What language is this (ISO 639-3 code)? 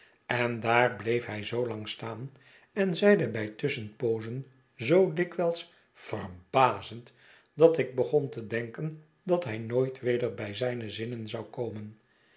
nld